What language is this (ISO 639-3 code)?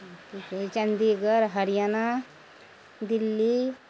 mai